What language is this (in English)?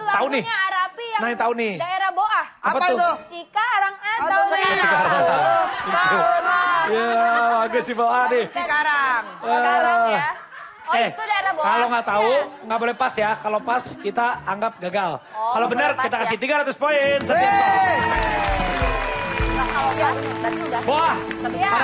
Indonesian